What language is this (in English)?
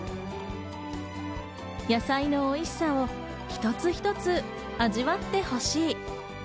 Japanese